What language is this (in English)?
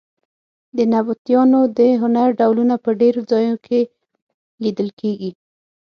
Pashto